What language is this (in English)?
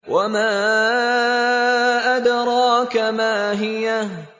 Arabic